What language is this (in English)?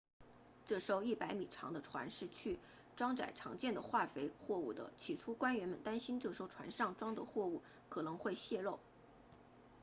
Chinese